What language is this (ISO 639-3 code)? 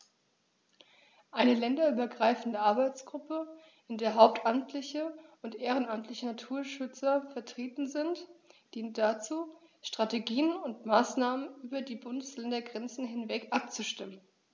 deu